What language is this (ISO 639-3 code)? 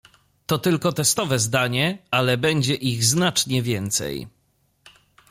pol